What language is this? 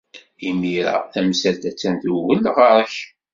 Kabyle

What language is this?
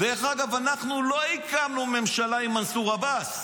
Hebrew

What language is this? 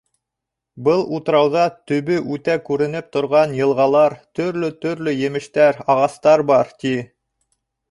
Bashkir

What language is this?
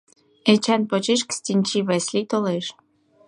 Mari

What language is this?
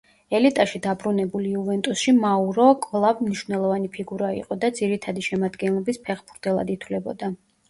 Georgian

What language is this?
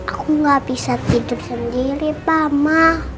Indonesian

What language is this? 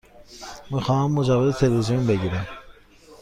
Persian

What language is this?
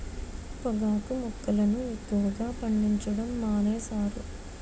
Telugu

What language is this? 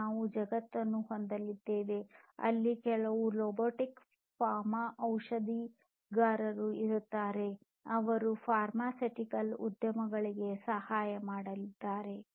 Kannada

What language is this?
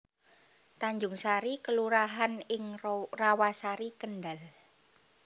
Javanese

